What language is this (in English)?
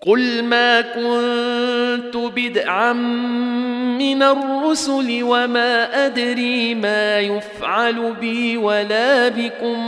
Arabic